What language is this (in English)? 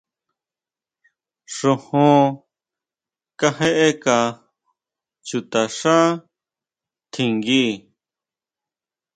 Huautla Mazatec